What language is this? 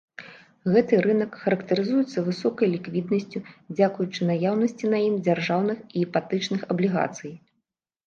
Belarusian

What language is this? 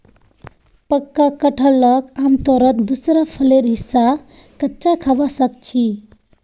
Magahi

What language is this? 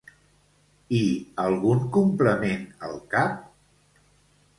Catalan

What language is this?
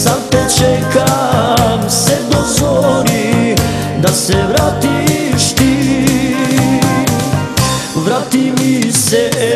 Romanian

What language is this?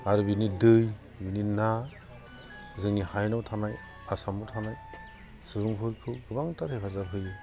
Bodo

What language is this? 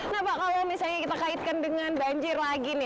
Indonesian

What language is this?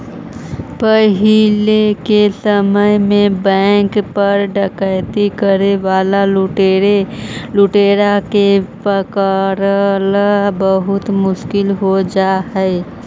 Magahi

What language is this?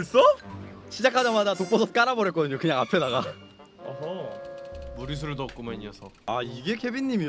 Korean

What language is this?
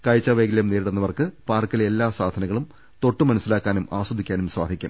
Malayalam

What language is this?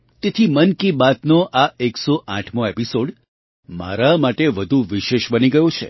Gujarati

